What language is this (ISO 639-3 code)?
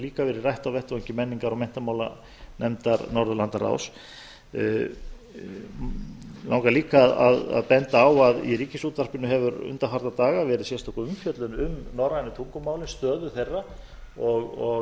isl